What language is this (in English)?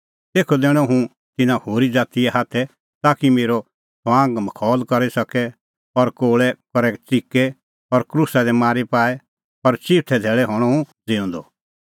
Kullu Pahari